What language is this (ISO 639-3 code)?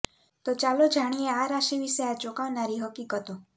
guj